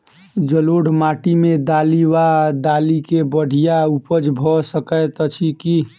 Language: Maithili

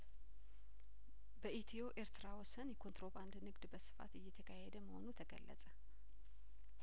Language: Amharic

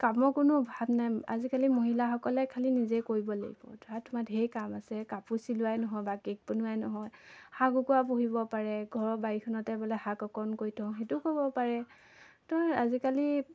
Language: Assamese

